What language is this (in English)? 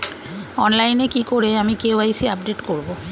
Bangla